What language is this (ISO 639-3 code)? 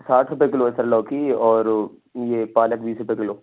urd